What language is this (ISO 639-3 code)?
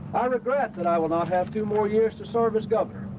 eng